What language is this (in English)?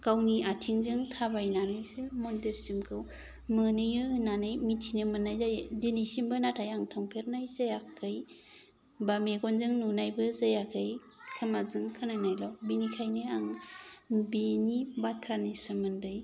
Bodo